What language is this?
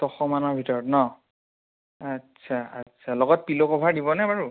Assamese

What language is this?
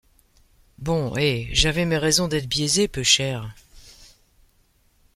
French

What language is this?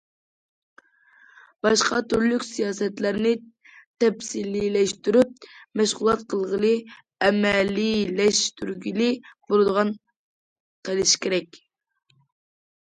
Uyghur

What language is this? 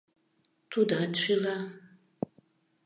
Mari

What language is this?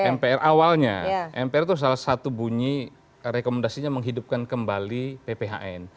Indonesian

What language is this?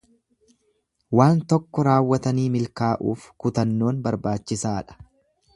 Oromo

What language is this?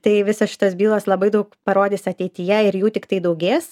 Lithuanian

